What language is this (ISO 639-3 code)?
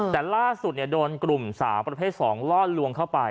tha